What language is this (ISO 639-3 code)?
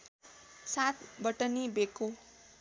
nep